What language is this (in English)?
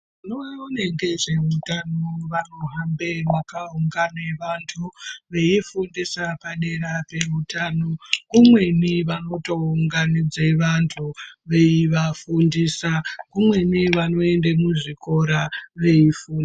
Ndau